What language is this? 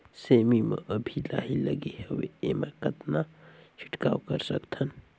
Chhattisgarhi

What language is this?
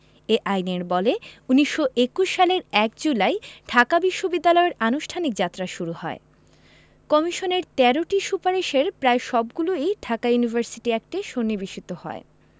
Bangla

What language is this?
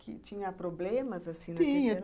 Portuguese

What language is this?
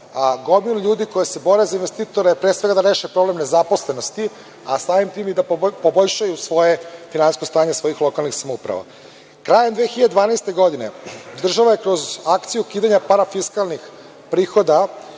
Serbian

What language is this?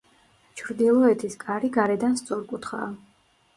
Georgian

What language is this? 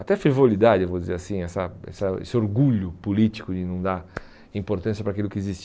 Portuguese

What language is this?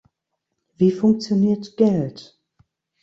German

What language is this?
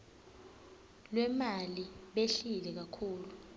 Swati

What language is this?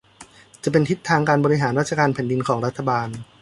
Thai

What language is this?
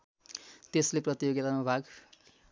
Nepali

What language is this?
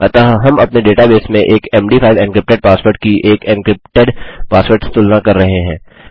Hindi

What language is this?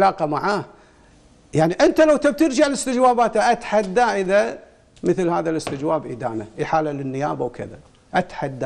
Arabic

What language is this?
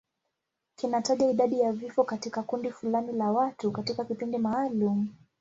Swahili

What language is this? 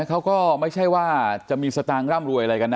Thai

